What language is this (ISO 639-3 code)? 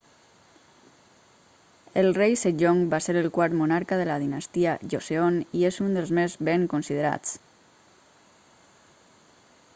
cat